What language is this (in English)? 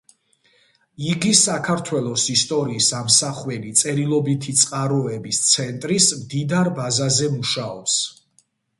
Georgian